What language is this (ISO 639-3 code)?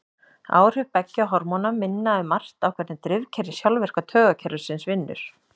isl